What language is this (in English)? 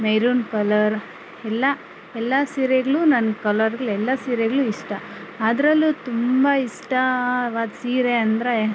Kannada